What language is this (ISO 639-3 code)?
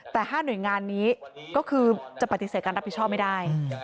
tha